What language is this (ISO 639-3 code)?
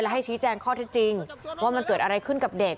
tha